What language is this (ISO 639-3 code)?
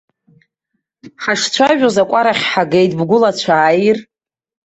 abk